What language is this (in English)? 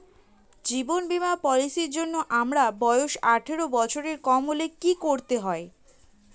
Bangla